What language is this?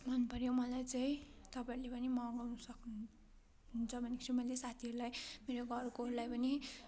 Nepali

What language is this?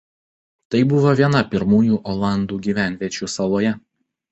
Lithuanian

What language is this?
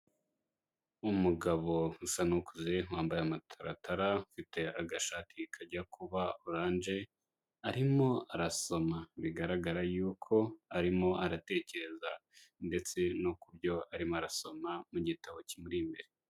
Kinyarwanda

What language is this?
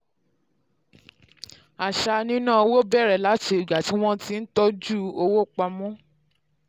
Yoruba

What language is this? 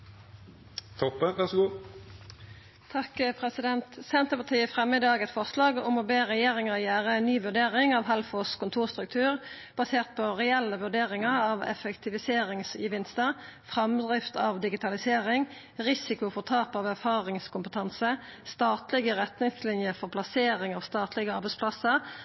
Norwegian Nynorsk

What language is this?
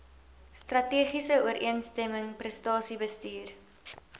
Afrikaans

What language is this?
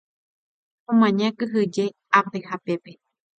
Guarani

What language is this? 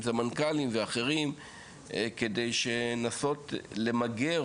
Hebrew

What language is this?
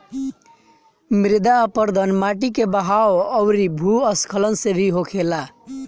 Bhojpuri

